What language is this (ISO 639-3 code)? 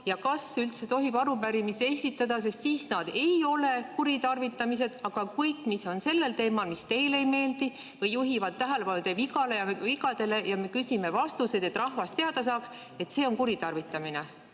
est